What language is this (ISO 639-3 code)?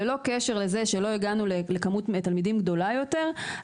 heb